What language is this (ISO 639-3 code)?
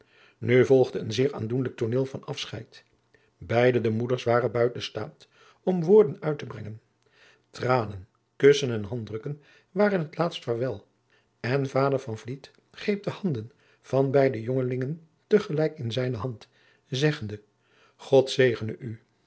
nld